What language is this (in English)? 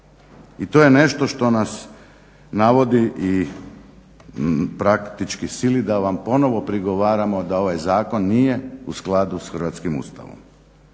Croatian